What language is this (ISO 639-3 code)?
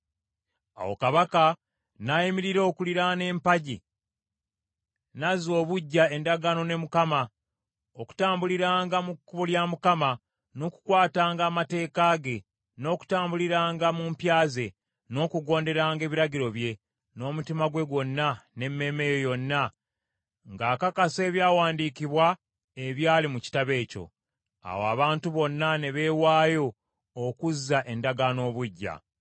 lug